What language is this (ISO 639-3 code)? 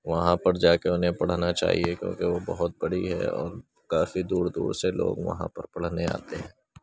urd